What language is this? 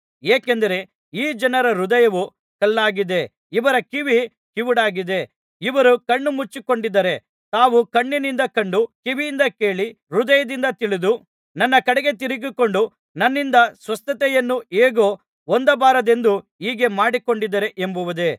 Kannada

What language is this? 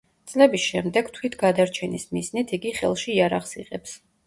Georgian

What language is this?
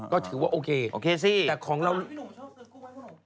Thai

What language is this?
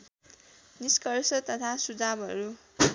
Nepali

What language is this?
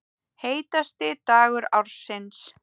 Icelandic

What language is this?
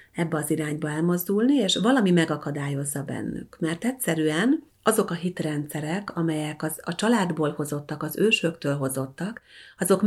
Hungarian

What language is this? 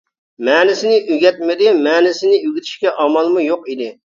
Uyghur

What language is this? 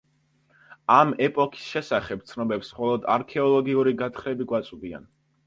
Georgian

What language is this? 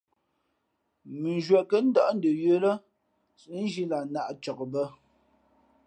Fe'fe'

